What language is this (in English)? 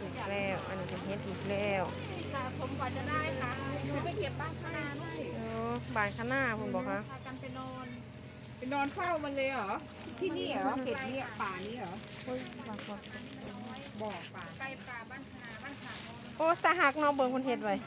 Thai